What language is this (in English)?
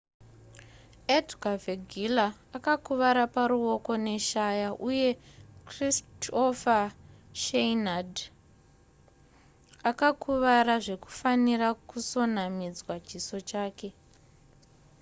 Shona